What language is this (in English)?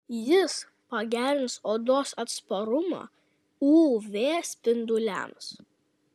Lithuanian